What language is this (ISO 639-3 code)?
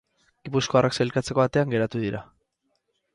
eus